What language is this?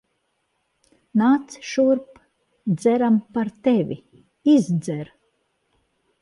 Latvian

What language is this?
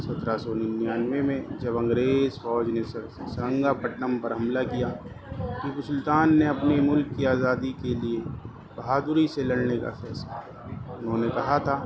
Urdu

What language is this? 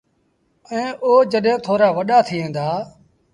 Sindhi Bhil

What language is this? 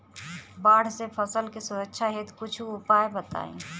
Bhojpuri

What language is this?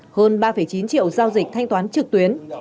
Vietnamese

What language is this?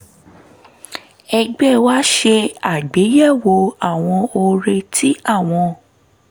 Yoruba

